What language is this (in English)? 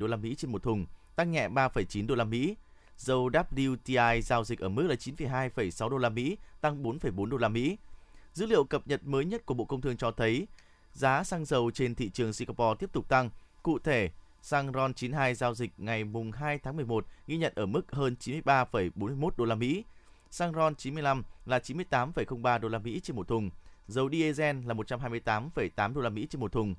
Vietnamese